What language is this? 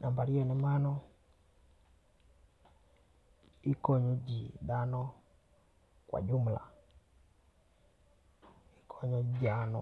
Luo (Kenya and Tanzania)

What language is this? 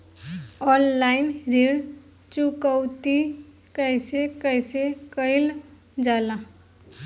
Bhojpuri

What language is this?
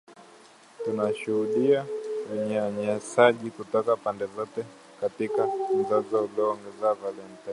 Swahili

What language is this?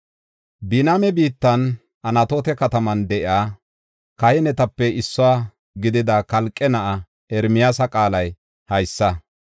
Gofa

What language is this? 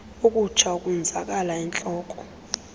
Xhosa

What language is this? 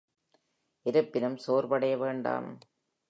Tamil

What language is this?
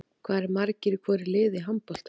Icelandic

